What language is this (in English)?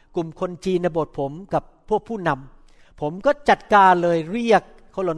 Thai